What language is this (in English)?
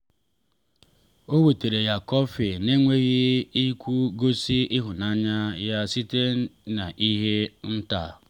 Igbo